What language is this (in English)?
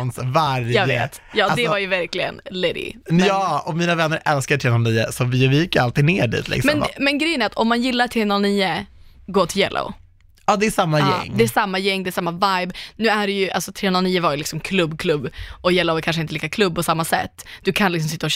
Swedish